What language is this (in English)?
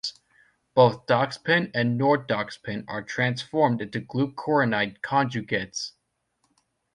English